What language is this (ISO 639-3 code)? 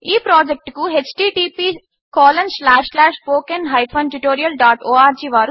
tel